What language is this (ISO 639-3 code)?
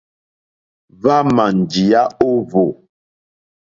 bri